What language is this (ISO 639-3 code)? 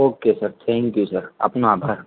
guj